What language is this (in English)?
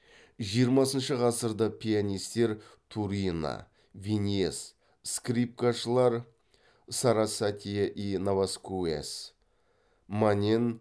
Kazakh